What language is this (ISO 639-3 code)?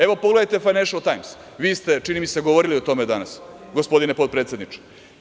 srp